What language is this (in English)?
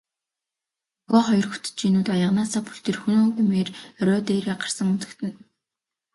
Mongolian